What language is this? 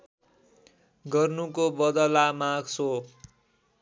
Nepali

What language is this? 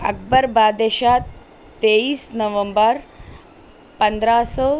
Urdu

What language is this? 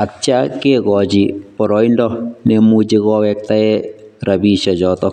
Kalenjin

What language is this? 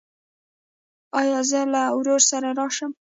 Pashto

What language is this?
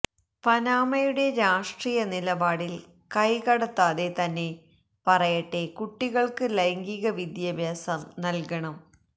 Malayalam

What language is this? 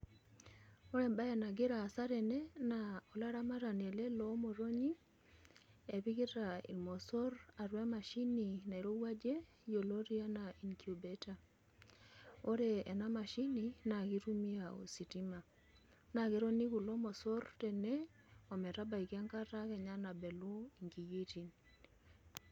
Masai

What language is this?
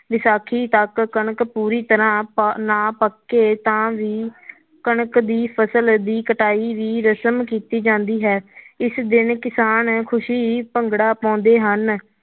Punjabi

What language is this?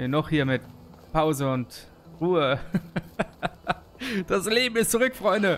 German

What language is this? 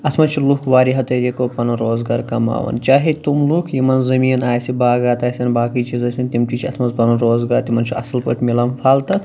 Kashmiri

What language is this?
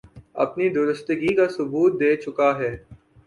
Urdu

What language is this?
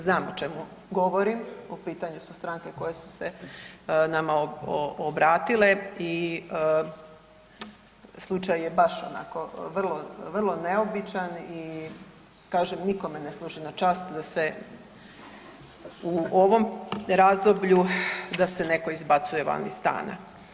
Croatian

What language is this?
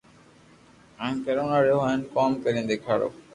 Loarki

